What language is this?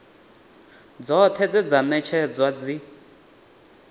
Venda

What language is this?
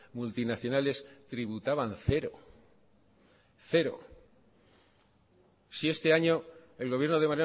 Spanish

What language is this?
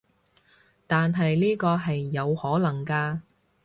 Cantonese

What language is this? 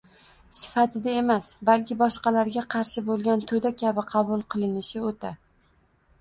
Uzbek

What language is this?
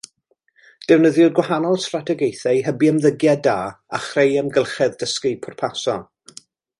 Welsh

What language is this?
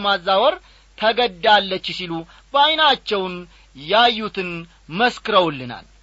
Amharic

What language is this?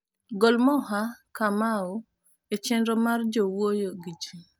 Luo (Kenya and Tanzania)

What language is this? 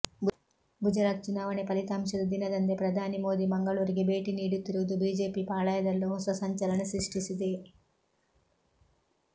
Kannada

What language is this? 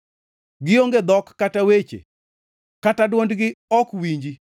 Luo (Kenya and Tanzania)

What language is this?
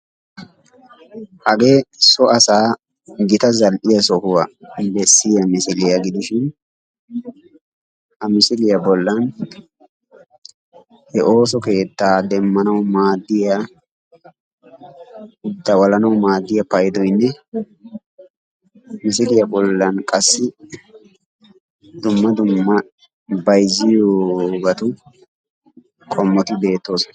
Wolaytta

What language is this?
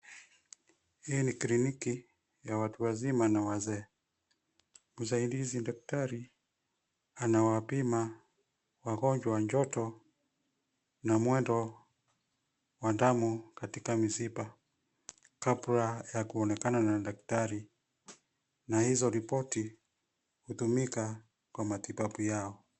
Swahili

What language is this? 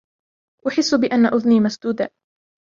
Arabic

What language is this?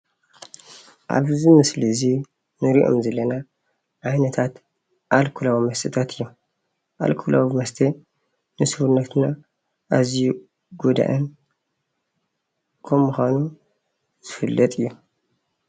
Tigrinya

